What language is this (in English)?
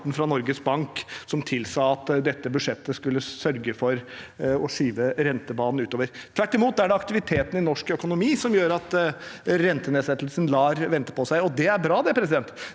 Norwegian